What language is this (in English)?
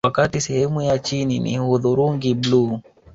Swahili